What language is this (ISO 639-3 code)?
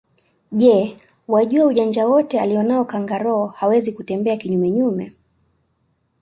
swa